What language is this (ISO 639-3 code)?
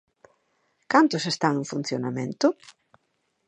glg